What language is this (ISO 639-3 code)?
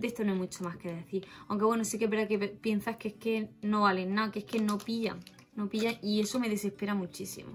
spa